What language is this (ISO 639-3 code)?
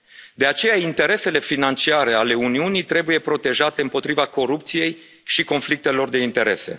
ron